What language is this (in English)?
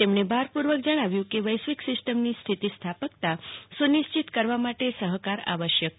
Gujarati